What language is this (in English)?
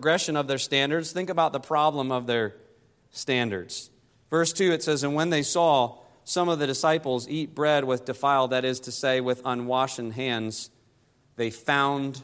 English